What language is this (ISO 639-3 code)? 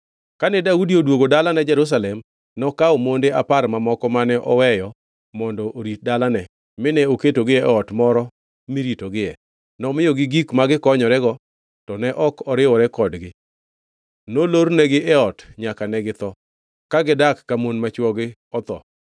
luo